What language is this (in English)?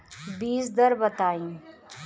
Bhojpuri